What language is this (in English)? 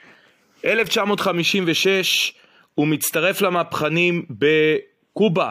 Hebrew